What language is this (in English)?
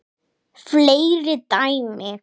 Icelandic